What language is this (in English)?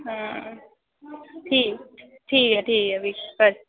Dogri